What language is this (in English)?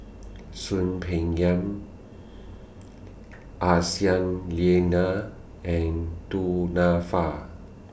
English